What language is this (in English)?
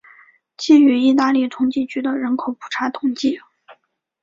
Chinese